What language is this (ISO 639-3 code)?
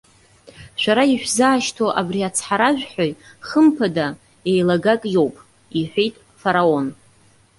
abk